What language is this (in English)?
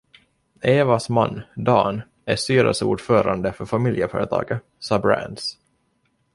Swedish